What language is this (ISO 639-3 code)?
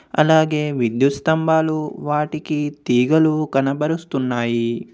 tel